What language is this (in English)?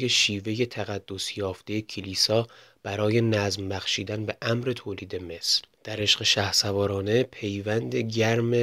Persian